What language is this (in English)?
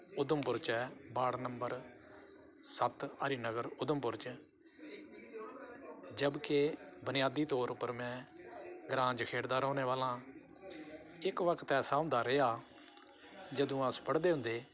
Dogri